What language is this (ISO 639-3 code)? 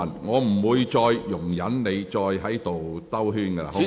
yue